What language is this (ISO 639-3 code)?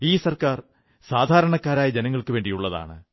mal